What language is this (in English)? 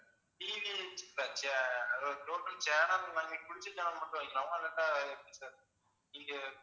Tamil